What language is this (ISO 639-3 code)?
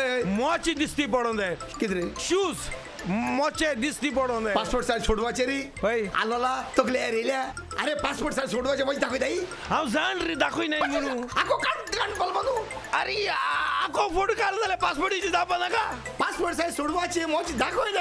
hin